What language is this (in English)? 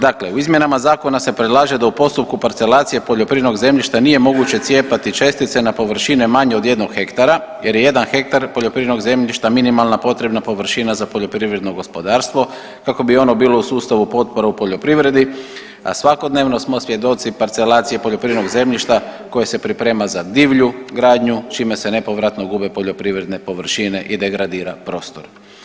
Croatian